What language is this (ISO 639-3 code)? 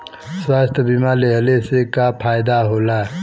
bho